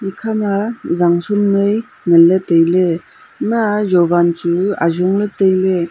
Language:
Wancho Naga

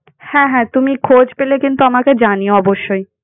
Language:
Bangla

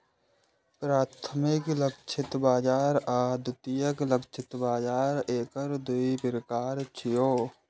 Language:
Maithili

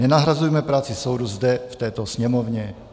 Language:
Czech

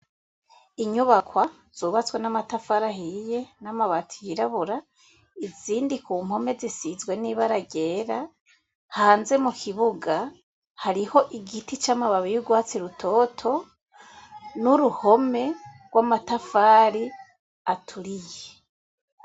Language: Rundi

